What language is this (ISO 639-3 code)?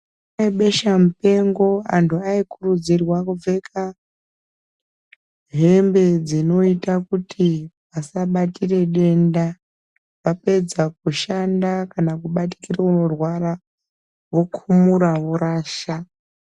ndc